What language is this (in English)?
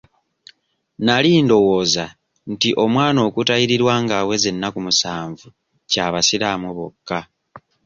Ganda